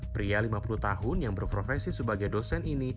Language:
Indonesian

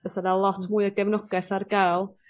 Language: Welsh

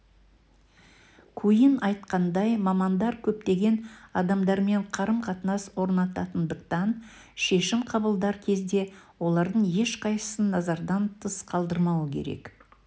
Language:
Kazakh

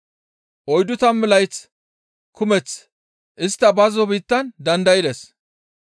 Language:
Gamo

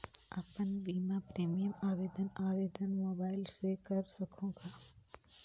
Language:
Chhattisgarhi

